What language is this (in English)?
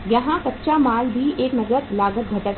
Hindi